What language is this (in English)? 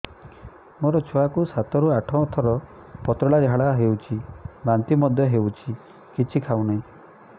Odia